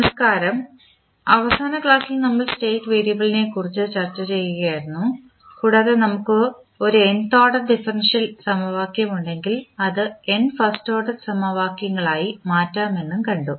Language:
Malayalam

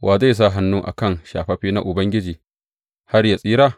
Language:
Hausa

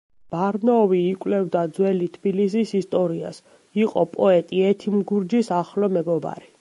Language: Georgian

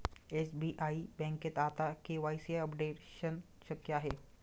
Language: Marathi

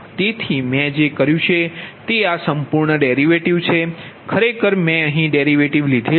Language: Gujarati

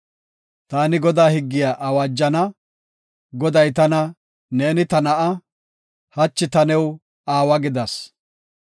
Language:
Gofa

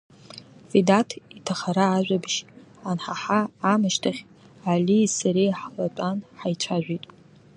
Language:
Abkhazian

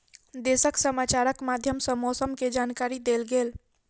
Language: Maithili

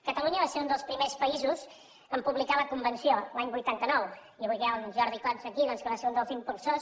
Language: Catalan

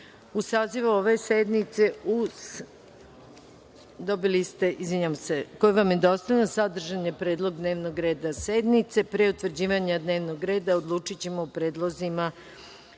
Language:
Serbian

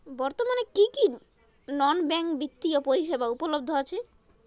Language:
Bangla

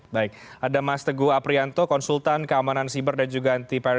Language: Indonesian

